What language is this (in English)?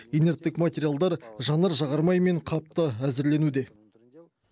Kazakh